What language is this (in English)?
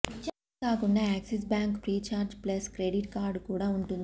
Telugu